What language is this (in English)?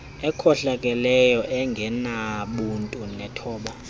Xhosa